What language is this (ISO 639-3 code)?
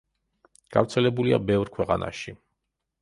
kat